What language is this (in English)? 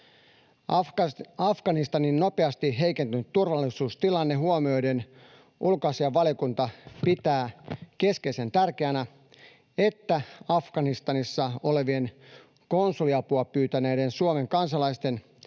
Finnish